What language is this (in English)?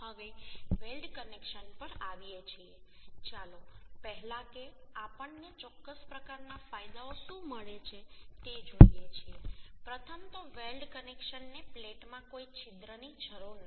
Gujarati